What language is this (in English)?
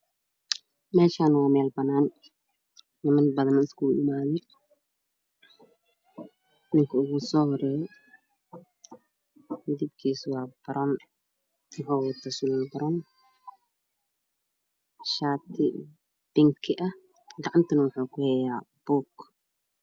Somali